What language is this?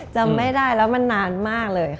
Thai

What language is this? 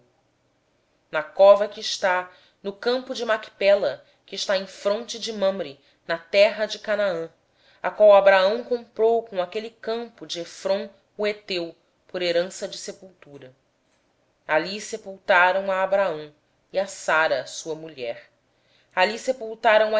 Portuguese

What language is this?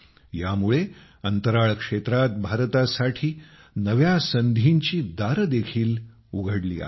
Marathi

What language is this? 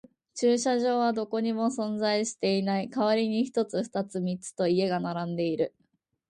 Japanese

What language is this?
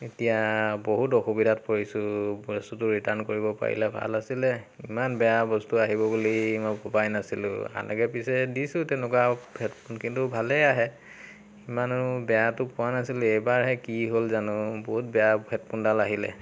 Assamese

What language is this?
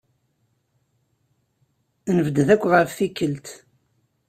Kabyle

